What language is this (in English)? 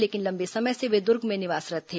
Hindi